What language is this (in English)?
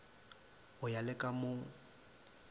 Northern Sotho